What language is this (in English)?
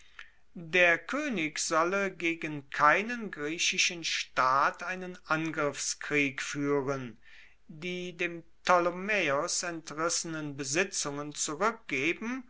German